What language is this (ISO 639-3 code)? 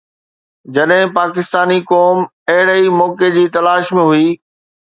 snd